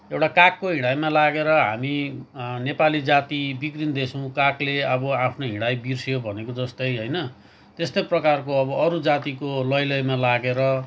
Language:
Nepali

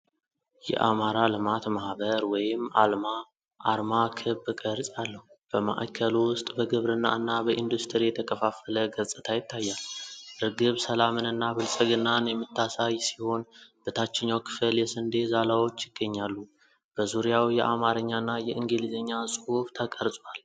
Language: Amharic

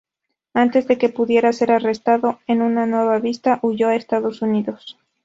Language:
Spanish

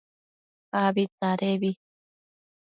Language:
Matsés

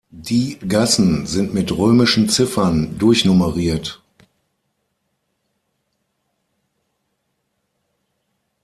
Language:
German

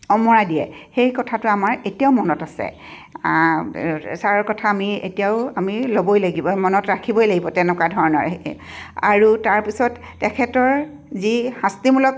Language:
Assamese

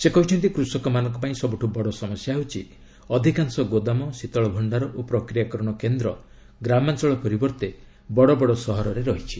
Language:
Odia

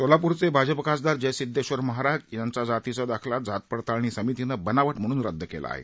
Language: Marathi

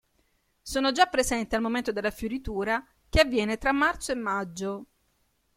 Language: Italian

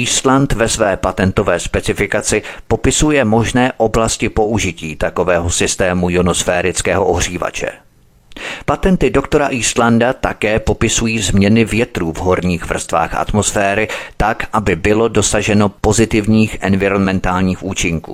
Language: Czech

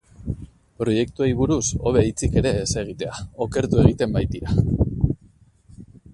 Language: Basque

